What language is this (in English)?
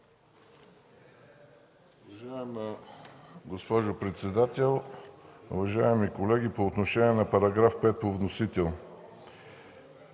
Bulgarian